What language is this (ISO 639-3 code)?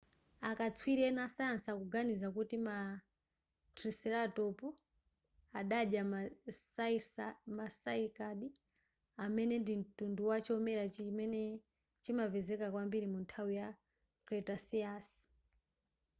nya